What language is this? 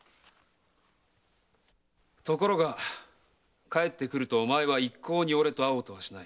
Japanese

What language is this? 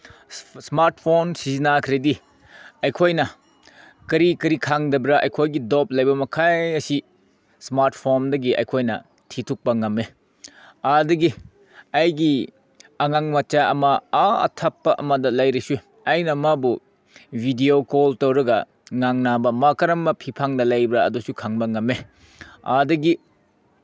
Manipuri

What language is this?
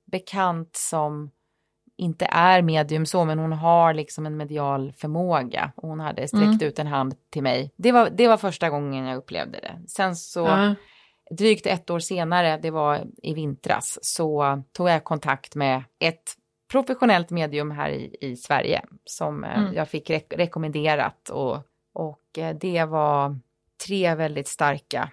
Swedish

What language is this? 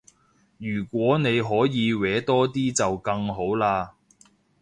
Cantonese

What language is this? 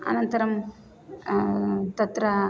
Sanskrit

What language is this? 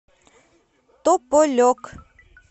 Russian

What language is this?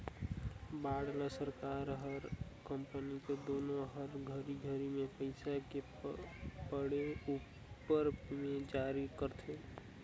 Chhattisgarhi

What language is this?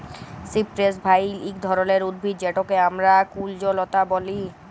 Bangla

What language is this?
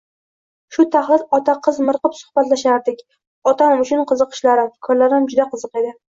Uzbek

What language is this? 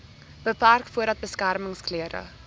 Afrikaans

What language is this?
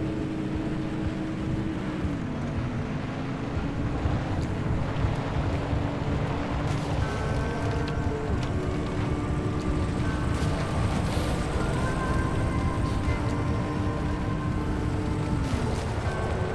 German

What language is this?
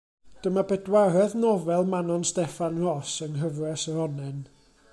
Welsh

